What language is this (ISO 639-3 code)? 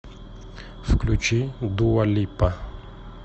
rus